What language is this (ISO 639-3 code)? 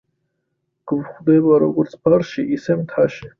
kat